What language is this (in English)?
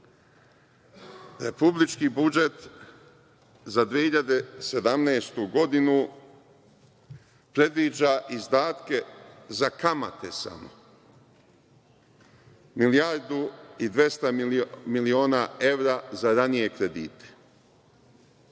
Serbian